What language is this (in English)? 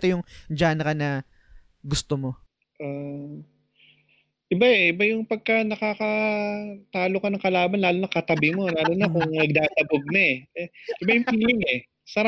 Filipino